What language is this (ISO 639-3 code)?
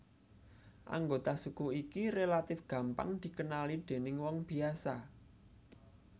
jav